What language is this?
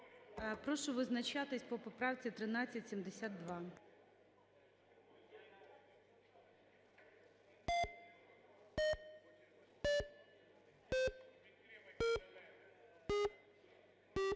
Ukrainian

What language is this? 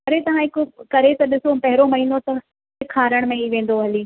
Sindhi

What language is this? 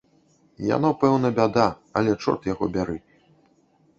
Belarusian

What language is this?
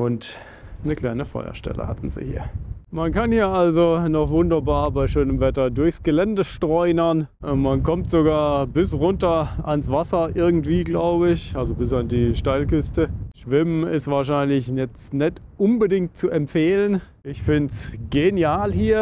German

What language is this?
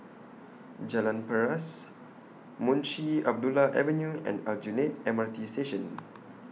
English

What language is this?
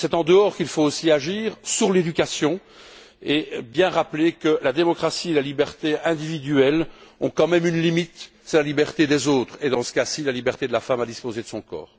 French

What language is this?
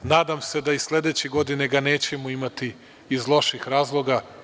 Serbian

